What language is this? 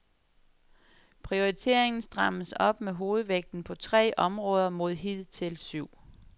Danish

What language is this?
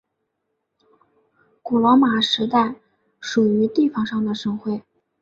Chinese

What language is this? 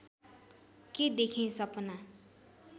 Nepali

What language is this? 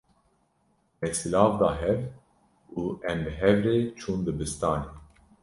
Kurdish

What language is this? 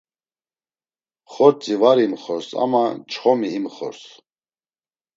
Laz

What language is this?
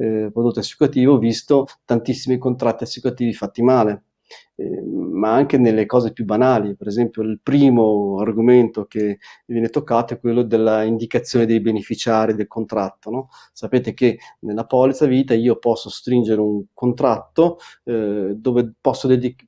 Italian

